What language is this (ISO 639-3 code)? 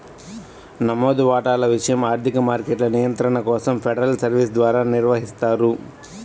tel